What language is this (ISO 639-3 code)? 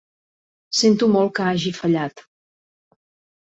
cat